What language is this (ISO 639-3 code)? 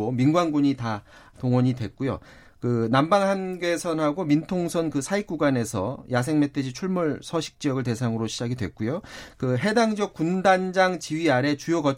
kor